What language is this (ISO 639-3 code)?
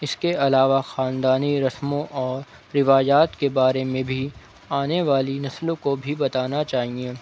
urd